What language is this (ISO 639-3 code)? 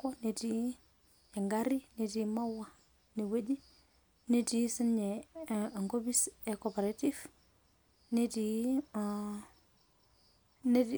mas